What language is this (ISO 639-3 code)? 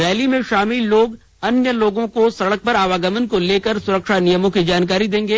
hin